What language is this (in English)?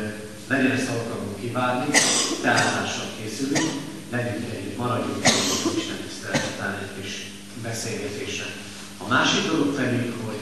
Hungarian